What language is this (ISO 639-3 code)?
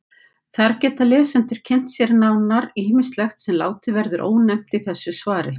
isl